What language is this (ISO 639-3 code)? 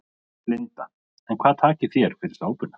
isl